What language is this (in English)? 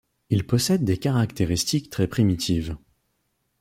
French